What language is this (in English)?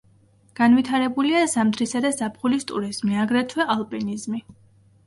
Georgian